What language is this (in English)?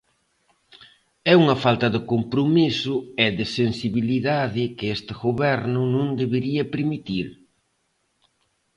Galician